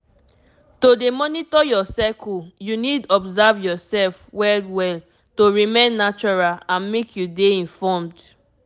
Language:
Nigerian Pidgin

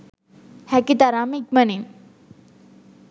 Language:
Sinhala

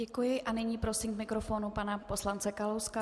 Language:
Czech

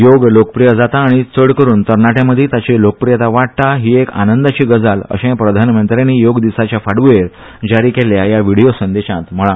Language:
Konkani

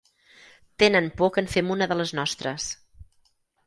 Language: Catalan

